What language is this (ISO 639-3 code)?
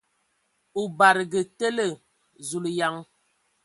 ewo